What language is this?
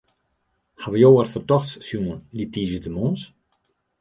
Western Frisian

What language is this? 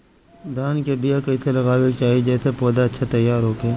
Bhojpuri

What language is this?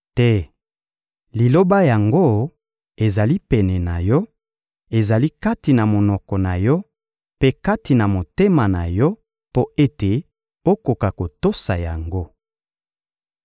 Lingala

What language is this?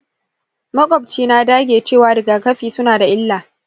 Hausa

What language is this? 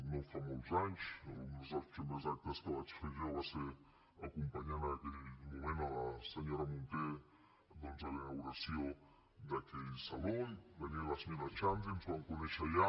Catalan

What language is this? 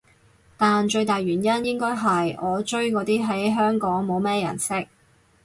Cantonese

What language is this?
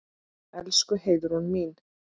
Icelandic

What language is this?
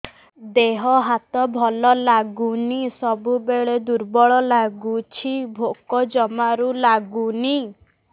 Odia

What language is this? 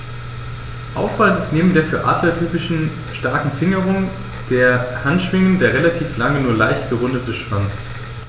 German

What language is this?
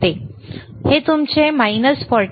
Marathi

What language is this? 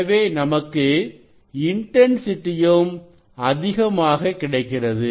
Tamil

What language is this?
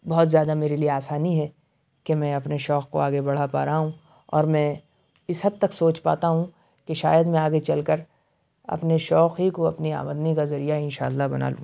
Urdu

